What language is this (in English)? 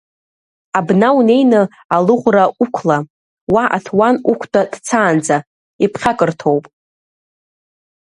Abkhazian